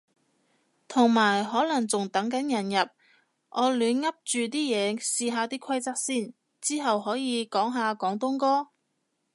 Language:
Cantonese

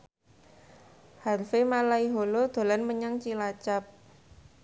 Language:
Javanese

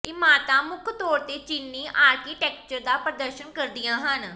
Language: Punjabi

